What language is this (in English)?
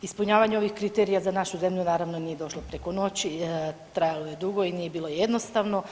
Croatian